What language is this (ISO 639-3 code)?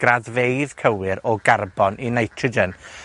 cym